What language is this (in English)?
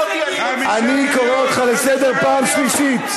Hebrew